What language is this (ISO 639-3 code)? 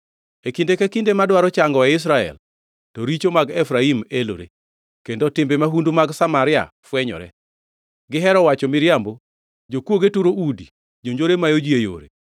luo